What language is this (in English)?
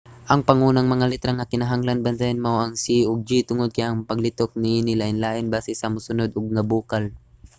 Cebuano